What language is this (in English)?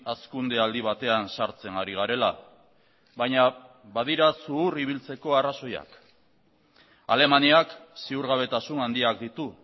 Basque